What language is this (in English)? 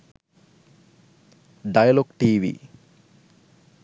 Sinhala